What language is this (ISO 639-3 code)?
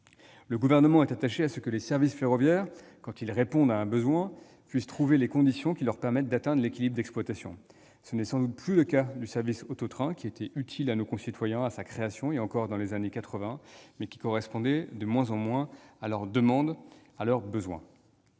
fra